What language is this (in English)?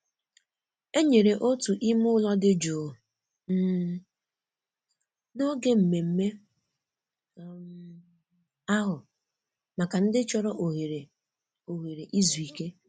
Igbo